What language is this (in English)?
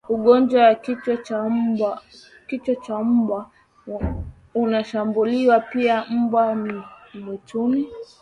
Swahili